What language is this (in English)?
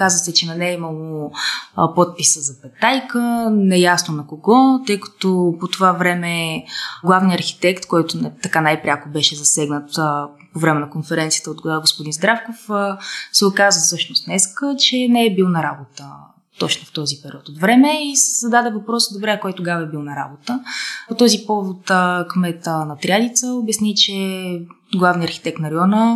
Bulgarian